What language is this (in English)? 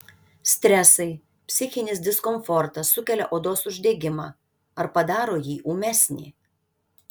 Lithuanian